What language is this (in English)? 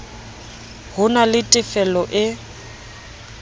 Southern Sotho